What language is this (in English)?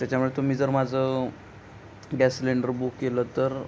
Marathi